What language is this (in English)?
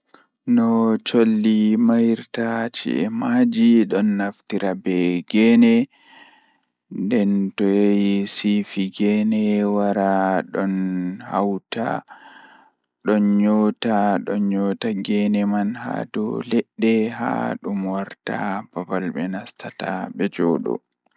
Fula